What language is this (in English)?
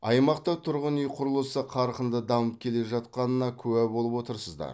Kazakh